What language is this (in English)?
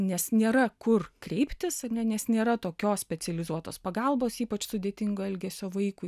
Lithuanian